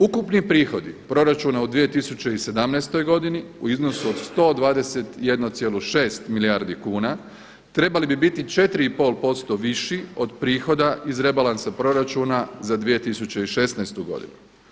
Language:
Croatian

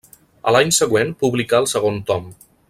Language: Catalan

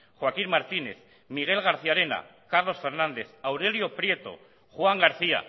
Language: Basque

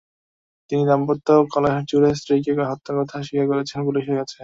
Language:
Bangla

